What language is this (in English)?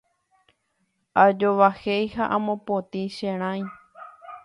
Guarani